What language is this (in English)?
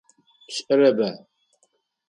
Adyghe